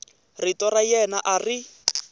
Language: Tsonga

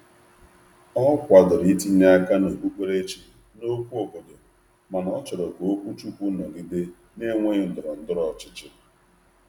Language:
Igbo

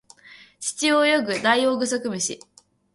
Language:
Japanese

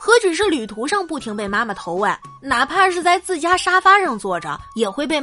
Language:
Chinese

